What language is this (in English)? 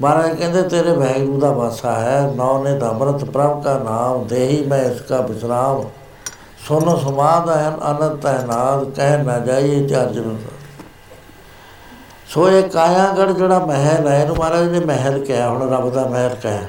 Punjabi